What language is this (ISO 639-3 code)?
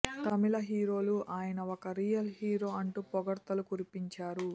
tel